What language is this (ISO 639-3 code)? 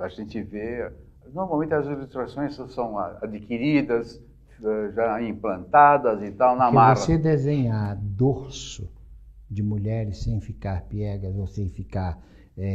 por